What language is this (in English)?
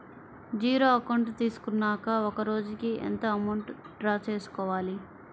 Telugu